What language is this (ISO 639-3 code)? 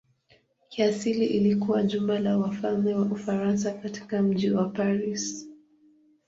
swa